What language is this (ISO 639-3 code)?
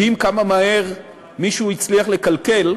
heb